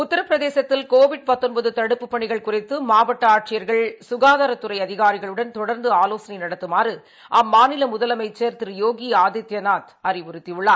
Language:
Tamil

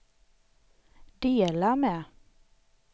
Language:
Swedish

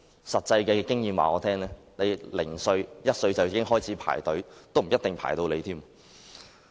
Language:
Cantonese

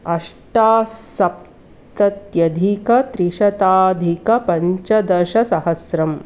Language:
Sanskrit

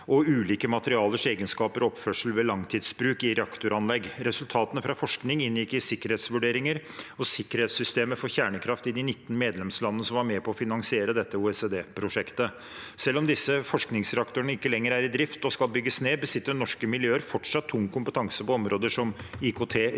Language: Norwegian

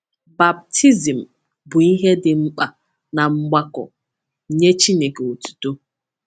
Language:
Igbo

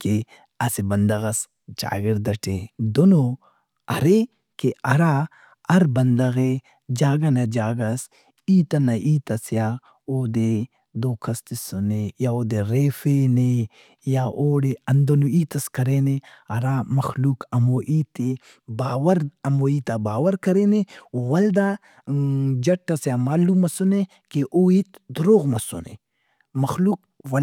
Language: Brahui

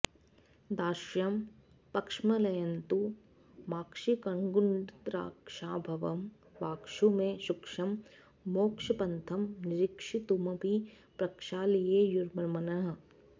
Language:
Sanskrit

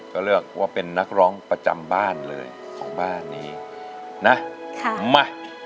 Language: Thai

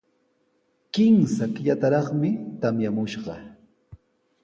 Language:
Sihuas Ancash Quechua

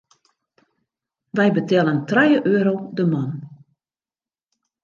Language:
Western Frisian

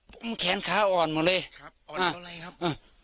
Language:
Thai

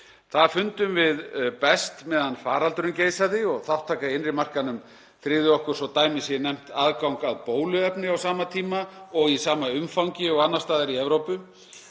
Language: Icelandic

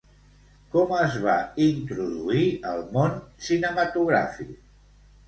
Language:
Catalan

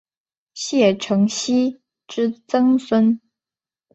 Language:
Chinese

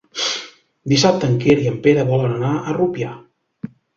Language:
Catalan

